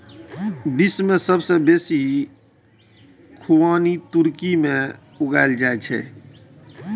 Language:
Maithili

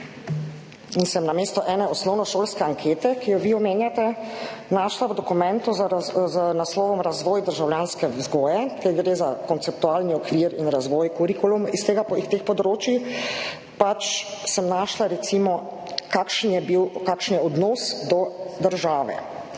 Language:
Slovenian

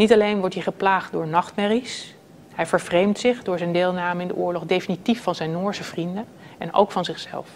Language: Dutch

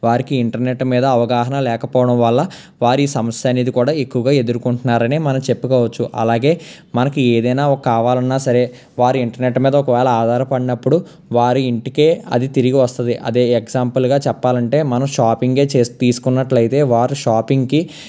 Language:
Telugu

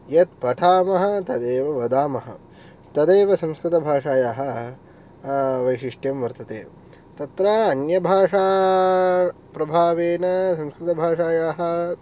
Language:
Sanskrit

